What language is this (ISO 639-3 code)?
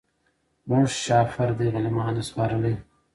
pus